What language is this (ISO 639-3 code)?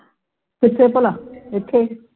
pan